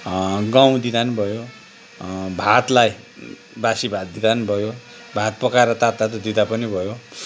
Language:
Nepali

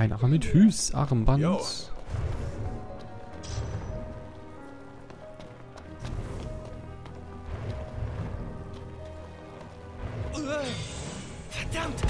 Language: German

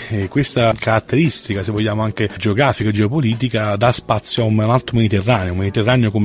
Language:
Italian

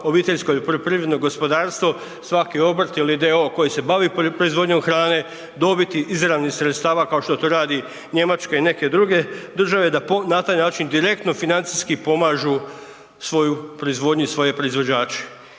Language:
Croatian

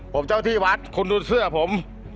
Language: Thai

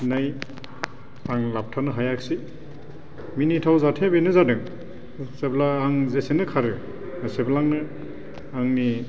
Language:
Bodo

